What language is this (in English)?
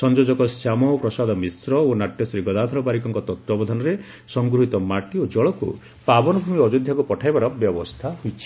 Odia